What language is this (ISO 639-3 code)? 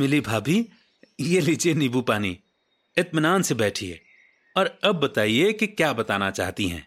hin